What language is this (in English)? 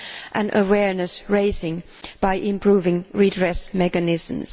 English